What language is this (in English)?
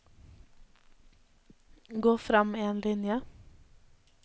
Norwegian